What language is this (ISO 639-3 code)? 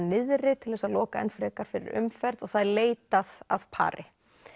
isl